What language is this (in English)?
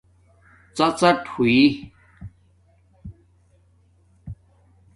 Domaaki